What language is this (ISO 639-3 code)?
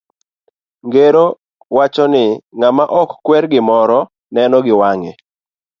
luo